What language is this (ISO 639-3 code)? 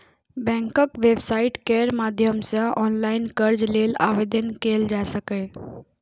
mai